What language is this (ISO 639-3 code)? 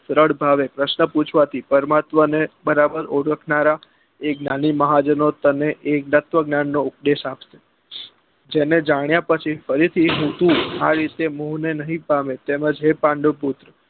guj